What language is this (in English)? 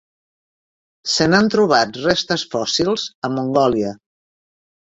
Catalan